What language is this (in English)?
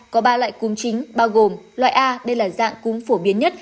Vietnamese